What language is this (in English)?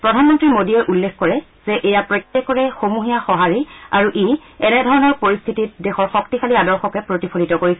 Assamese